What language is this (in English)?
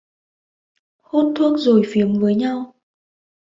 Vietnamese